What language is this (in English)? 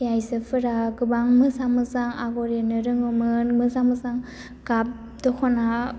Bodo